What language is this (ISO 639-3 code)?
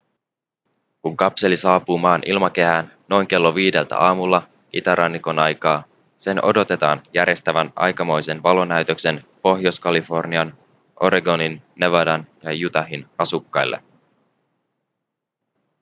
fin